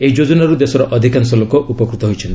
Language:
Odia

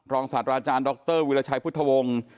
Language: Thai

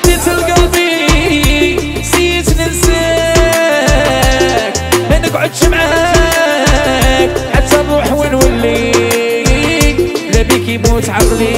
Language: Arabic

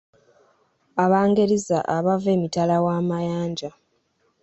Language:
Ganda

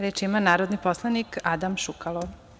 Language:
Serbian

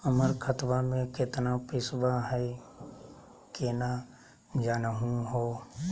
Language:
Magahi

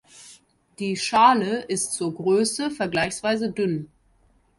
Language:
German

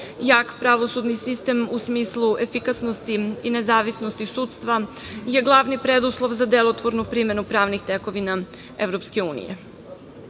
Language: Serbian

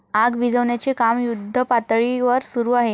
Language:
Marathi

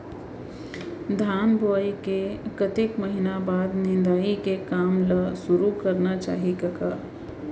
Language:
Chhattisgarhi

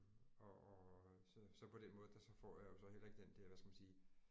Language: Danish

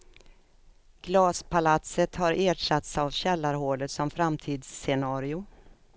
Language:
Swedish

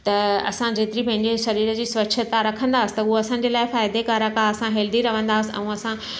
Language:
Sindhi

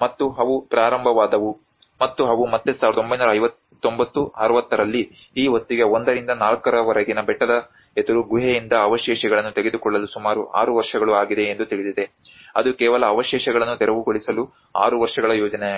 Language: Kannada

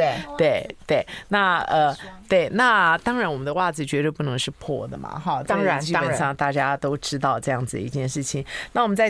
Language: Chinese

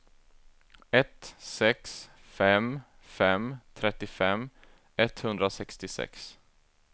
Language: Swedish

